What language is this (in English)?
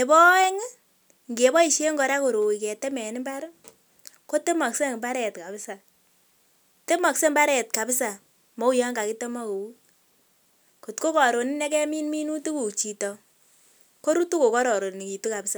Kalenjin